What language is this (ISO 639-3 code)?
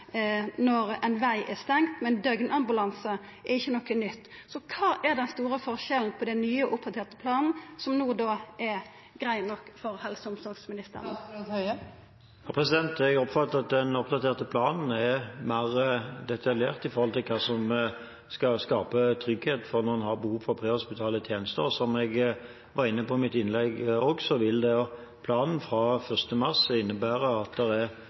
nor